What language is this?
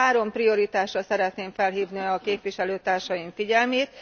Hungarian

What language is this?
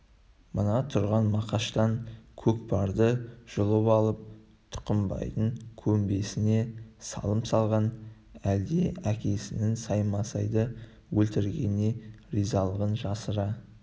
Kazakh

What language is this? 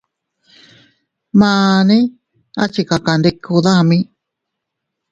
Teutila Cuicatec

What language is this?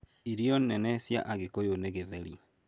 Kikuyu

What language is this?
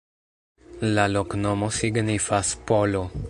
Esperanto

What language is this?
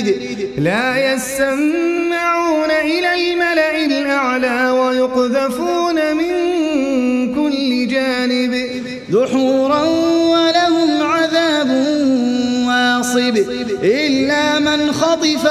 Arabic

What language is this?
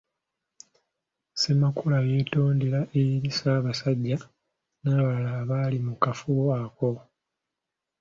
Ganda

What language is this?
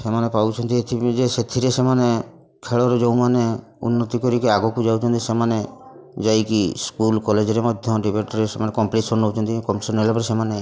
Odia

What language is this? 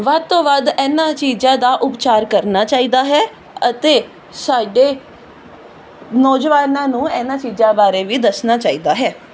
Punjabi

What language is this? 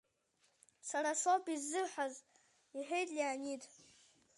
Abkhazian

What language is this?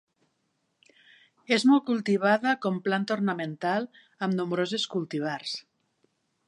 Catalan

